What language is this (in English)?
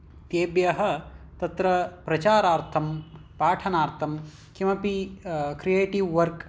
Sanskrit